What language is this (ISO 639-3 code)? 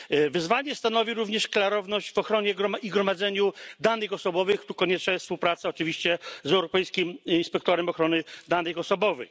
pol